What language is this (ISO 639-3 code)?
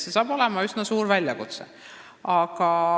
est